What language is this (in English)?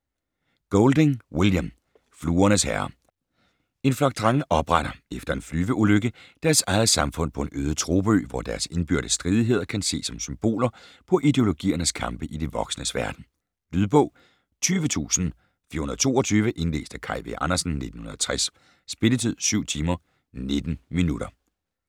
Danish